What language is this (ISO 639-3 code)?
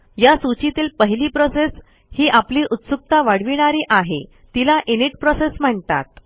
mar